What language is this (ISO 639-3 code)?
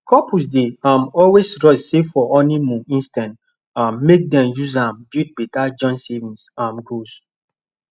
pcm